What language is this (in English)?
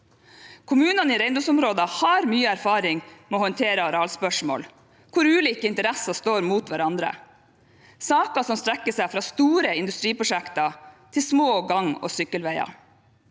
Norwegian